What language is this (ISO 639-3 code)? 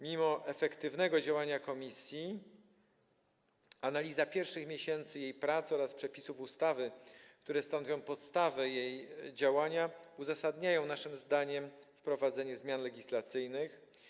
pol